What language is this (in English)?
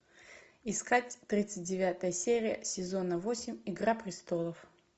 Russian